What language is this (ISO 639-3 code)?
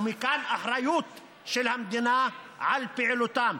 heb